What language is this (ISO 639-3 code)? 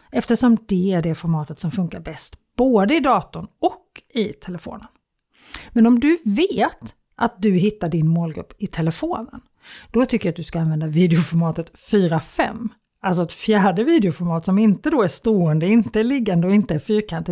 swe